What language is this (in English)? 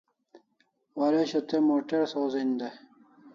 Kalasha